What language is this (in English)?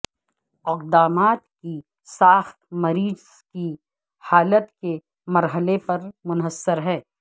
Urdu